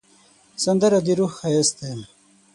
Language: Pashto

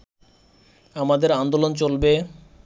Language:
Bangla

